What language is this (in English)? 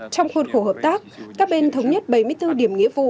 Vietnamese